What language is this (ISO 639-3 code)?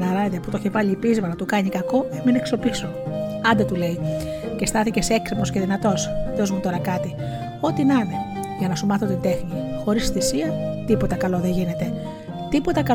ell